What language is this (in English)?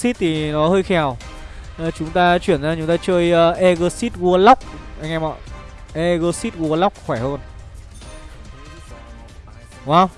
Vietnamese